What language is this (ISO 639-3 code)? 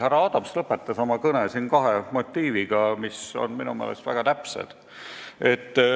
est